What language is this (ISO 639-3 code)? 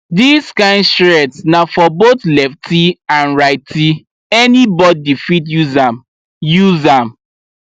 pcm